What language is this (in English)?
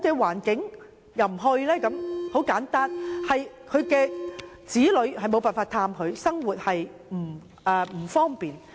Cantonese